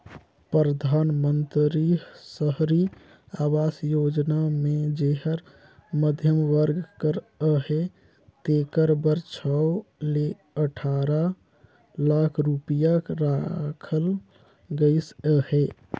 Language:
Chhattisgarhi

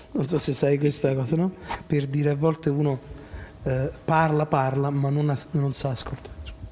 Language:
Italian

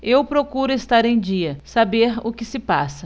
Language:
Portuguese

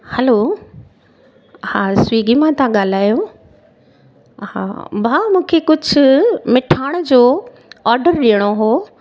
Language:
Sindhi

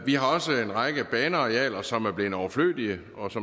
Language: Danish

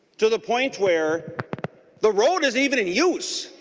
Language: English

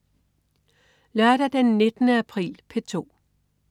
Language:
Danish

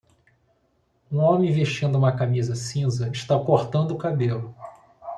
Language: Portuguese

